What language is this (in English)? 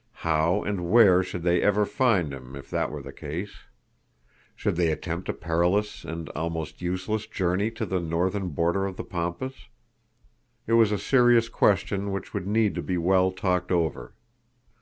English